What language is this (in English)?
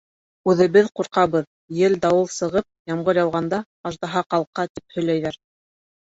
Bashkir